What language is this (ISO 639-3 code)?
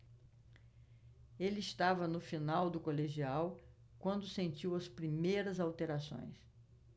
por